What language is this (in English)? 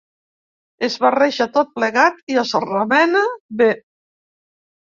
Catalan